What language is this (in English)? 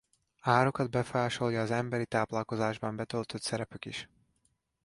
Hungarian